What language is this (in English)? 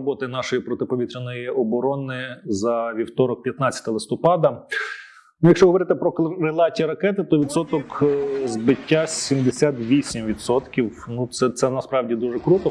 Ukrainian